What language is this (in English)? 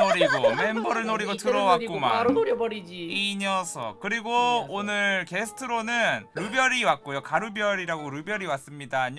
Korean